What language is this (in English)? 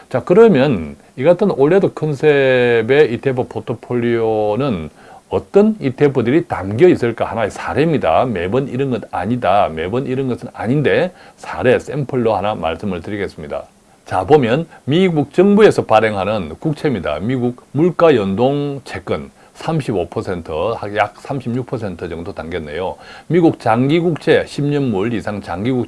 Korean